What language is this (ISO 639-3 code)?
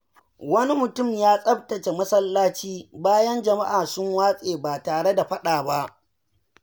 hau